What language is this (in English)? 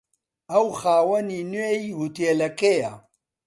Central Kurdish